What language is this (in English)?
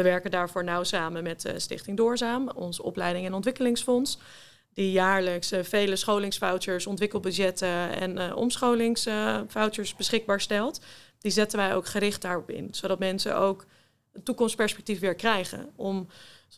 Dutch